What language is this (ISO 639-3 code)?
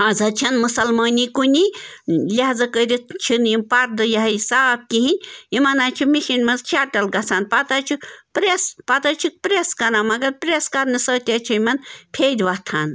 kas